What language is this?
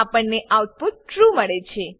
Gujarati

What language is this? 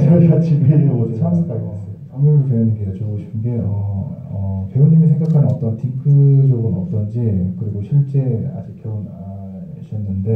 Korean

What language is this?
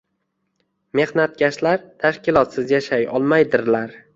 Uzbek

